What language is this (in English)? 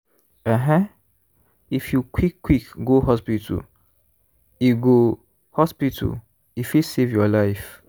Nigerian Pidgin